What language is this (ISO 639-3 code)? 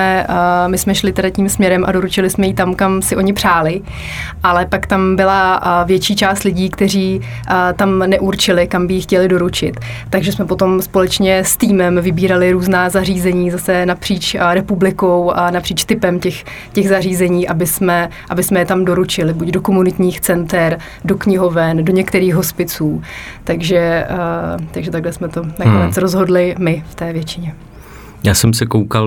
ces